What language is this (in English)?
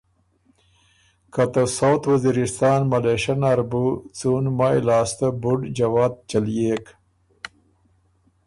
Ormuri